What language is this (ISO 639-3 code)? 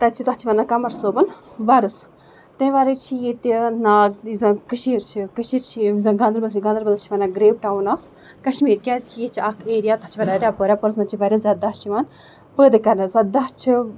kas